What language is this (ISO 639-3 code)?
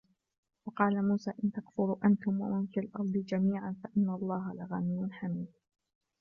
ara